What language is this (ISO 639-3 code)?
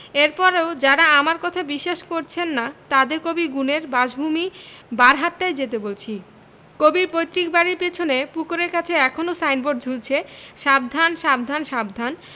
ben